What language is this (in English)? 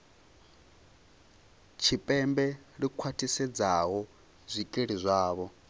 Venda